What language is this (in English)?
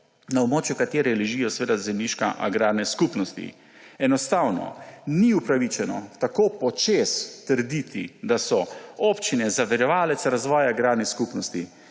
Slovenian